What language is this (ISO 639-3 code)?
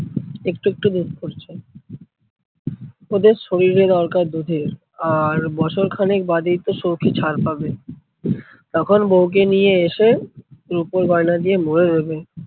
ben